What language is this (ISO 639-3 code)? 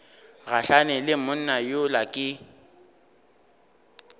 nso